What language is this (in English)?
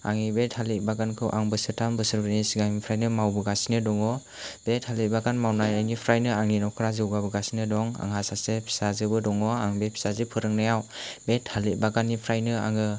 Bodo